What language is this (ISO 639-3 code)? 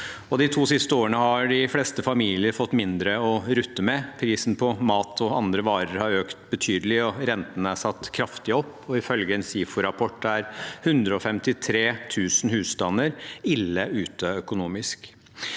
nor